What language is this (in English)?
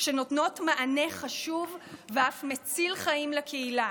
Hebrew